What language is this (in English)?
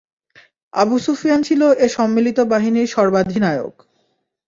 Bangla